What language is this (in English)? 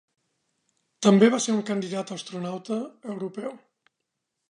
Catalan